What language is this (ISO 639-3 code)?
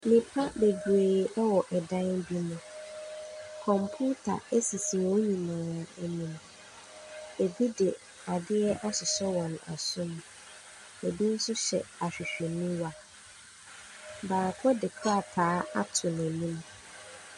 aka